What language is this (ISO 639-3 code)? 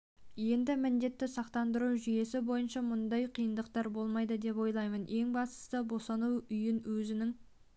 kaz